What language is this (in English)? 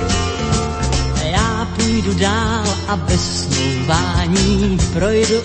Slovak